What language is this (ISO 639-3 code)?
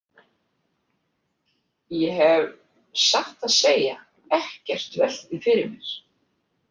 isl